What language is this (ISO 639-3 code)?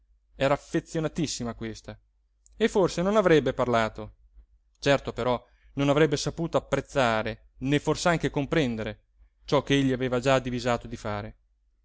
ita